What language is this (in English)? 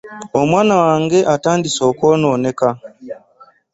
Ganda